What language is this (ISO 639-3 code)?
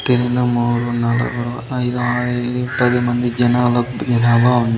tel